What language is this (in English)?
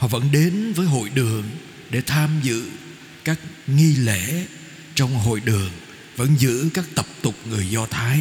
Vietnamese